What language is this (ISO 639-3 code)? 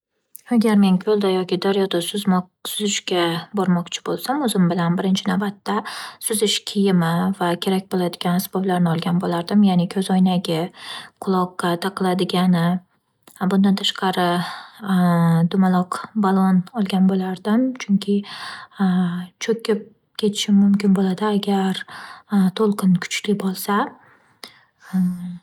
uzb